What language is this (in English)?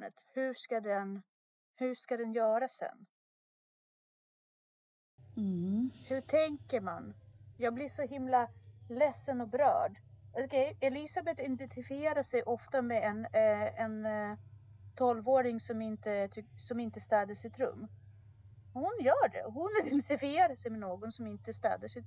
Swedish